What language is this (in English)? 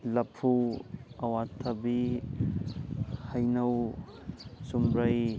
Manipuri